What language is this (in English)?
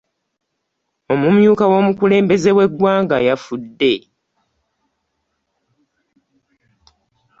Ganda